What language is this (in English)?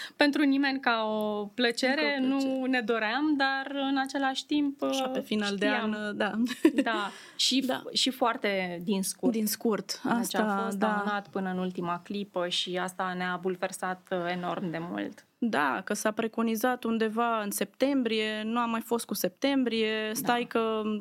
Romanian